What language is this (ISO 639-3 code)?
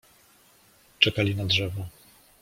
pol